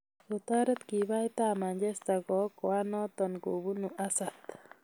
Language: Kalenjin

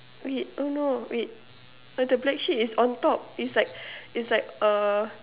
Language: English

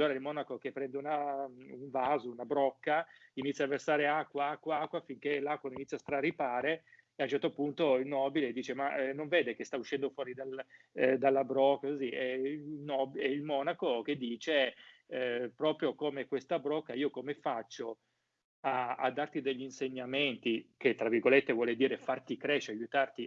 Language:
Italian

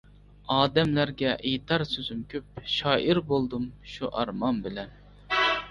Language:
Uyghur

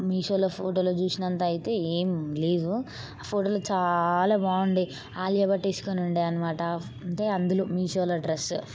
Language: Telugu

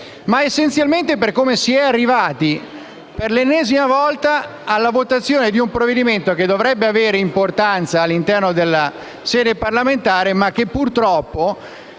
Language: Italian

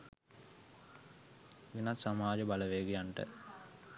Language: Sinhala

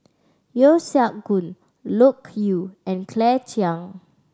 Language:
English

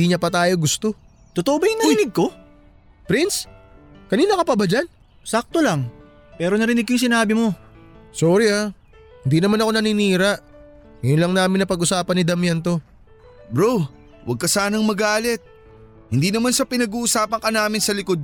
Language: Filipino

